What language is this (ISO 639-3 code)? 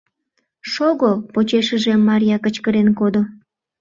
chm